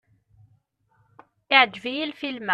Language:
Kabyle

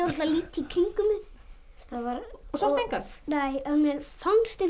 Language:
Icelandic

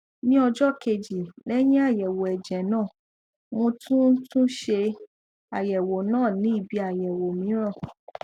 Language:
Yoruba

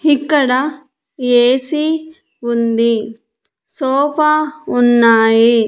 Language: Telugu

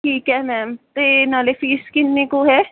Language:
Punjabi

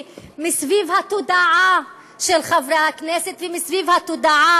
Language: Hebrew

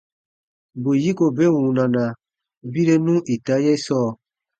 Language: Baatonum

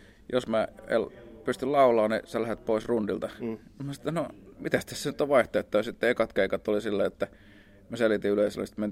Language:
Finnish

